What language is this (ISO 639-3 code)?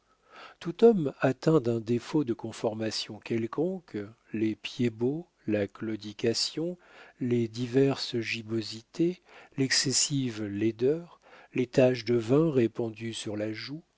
fra